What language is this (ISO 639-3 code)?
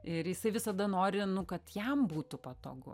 lit